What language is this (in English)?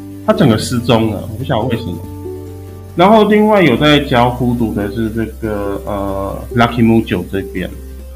Chinese